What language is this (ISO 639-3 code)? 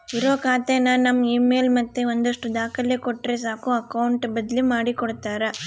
kan